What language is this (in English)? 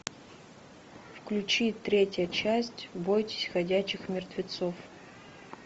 Russian